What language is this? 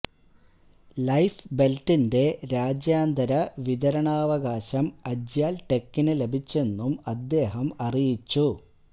Malayalam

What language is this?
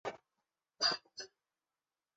Chinese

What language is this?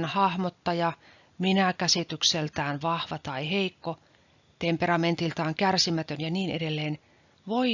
Finnish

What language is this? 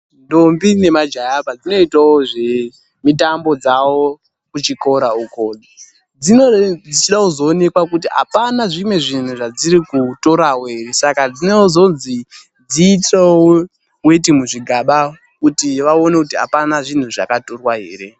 Ndau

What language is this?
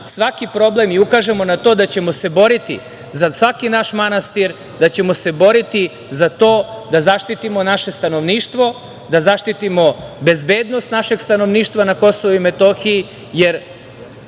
Serbian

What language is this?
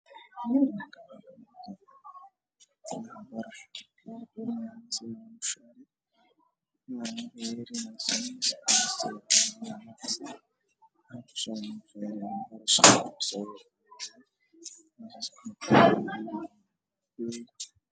Somali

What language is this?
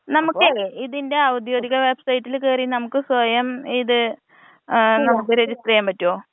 Malayalam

